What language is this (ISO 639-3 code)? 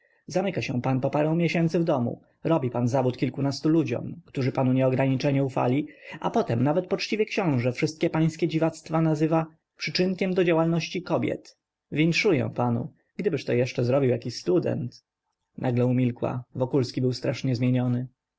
pol